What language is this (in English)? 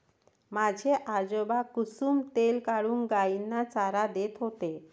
Marathi